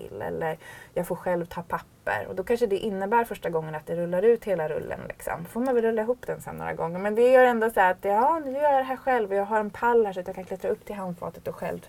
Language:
Swedish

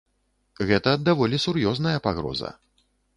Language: Belarusian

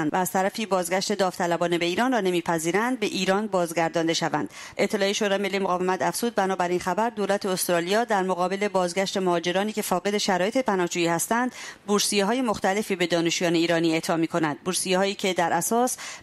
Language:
Persian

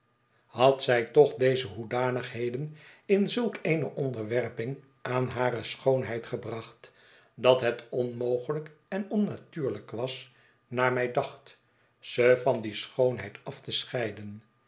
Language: Dutch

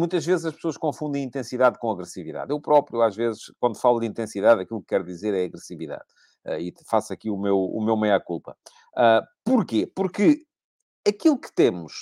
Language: Portuguese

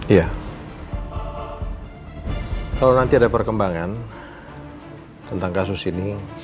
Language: Indonesian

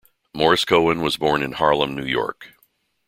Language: English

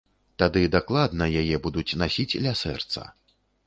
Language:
Belarusian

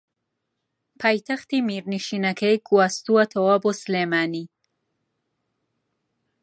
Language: Central Kurdish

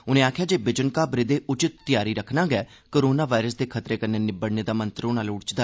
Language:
Dogri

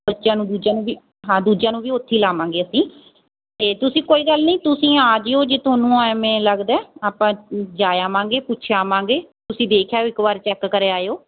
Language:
Punjabi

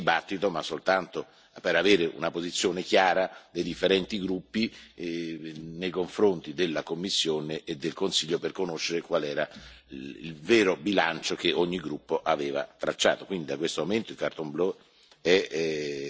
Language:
Italian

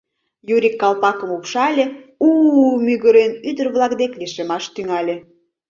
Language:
Mari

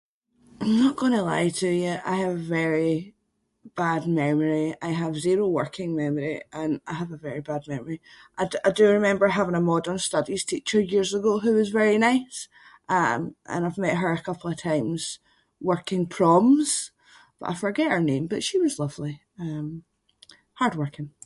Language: Scots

